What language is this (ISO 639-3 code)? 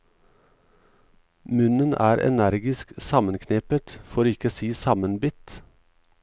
nor